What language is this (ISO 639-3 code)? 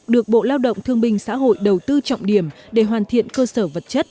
vie